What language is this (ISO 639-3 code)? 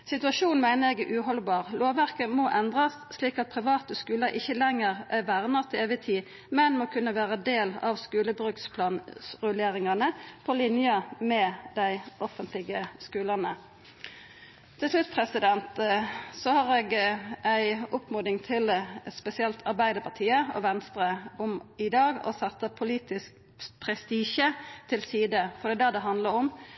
nno